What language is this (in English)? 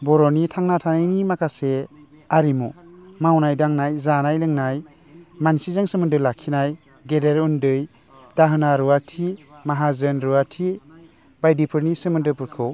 Bodo